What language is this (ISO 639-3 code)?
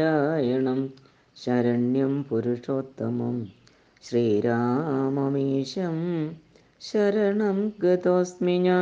mal